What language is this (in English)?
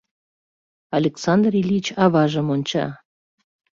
Mari